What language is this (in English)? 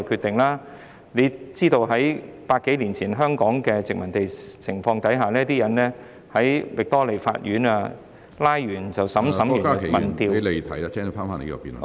Cantonese